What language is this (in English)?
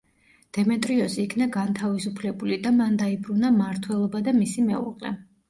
Georgian